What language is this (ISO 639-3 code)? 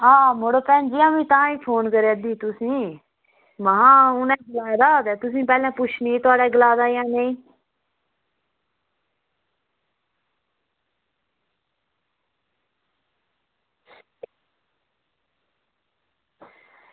doi